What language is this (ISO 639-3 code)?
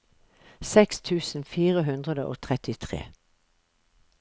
nor